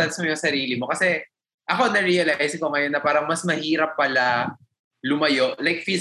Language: Filipino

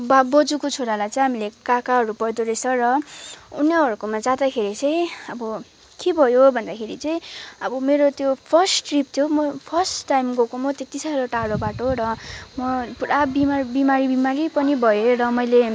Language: Nepali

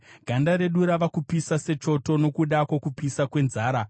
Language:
Shona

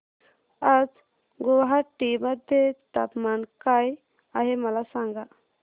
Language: Marathi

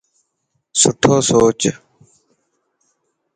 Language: Dhatki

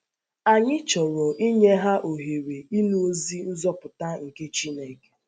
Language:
Igbo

